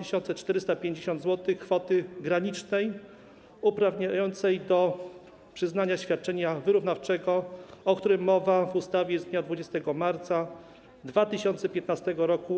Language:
Polish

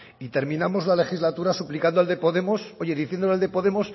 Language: Spanish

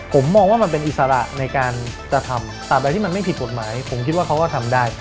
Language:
Thai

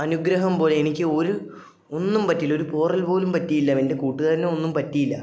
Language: Malayalam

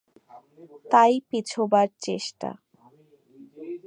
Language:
Bangla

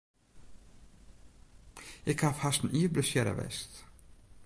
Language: Western Frisian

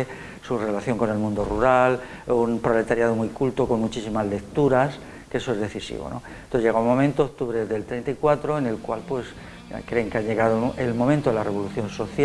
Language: Spanish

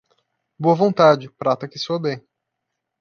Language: Portuguese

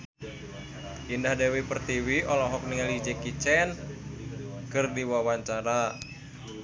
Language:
Sundanese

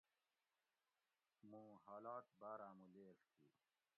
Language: Gawri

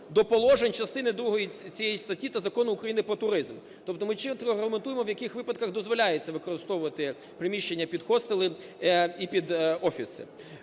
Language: Ukrainian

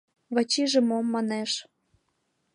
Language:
Mari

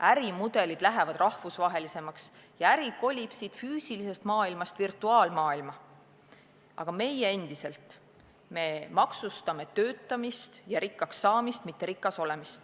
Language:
Estonian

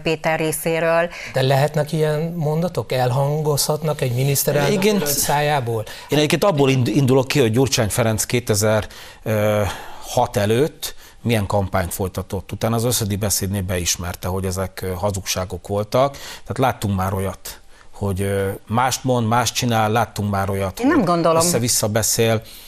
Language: Hungarian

